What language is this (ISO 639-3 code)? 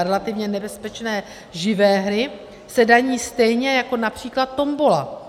ces